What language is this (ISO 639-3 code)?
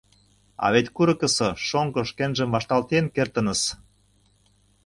chm